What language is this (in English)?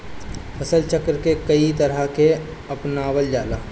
Bhojpuri